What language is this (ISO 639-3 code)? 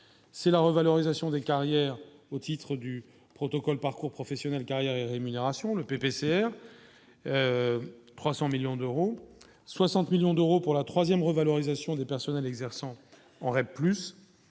fra